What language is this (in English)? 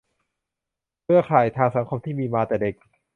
Thai